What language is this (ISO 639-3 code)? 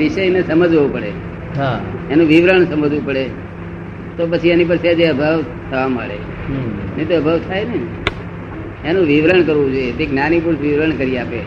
guj